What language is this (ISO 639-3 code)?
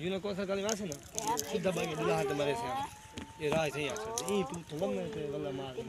ron